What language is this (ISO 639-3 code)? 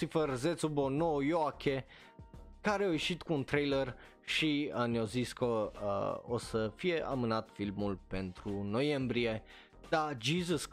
ron